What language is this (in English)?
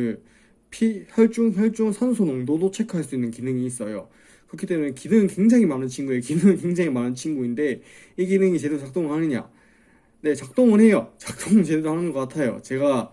Korean